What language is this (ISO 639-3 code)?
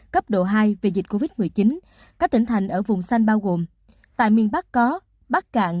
vie